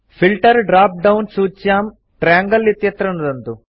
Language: Sanskrit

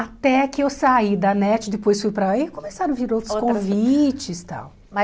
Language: Portuguese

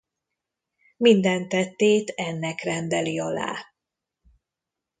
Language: Hungarian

